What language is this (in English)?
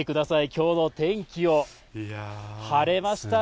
Japanese